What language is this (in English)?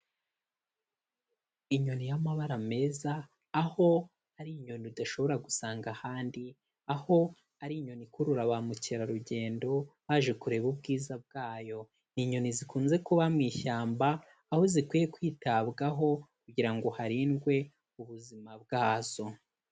Kinyarwanda